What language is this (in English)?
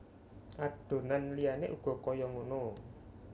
Javanese